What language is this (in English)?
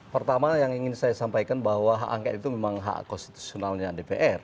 Indonesian